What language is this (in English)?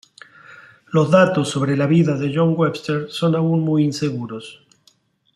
Spanish